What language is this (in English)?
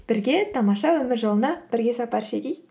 Kazakh